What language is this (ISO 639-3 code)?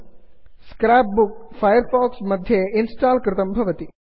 san